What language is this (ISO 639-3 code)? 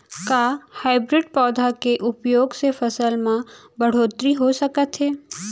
hne